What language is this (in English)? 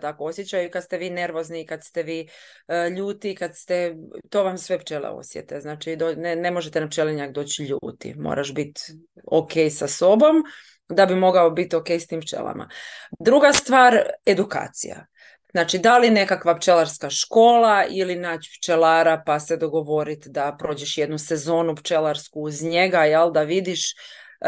Croatian